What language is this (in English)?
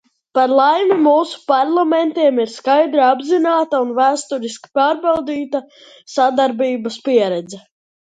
Latvian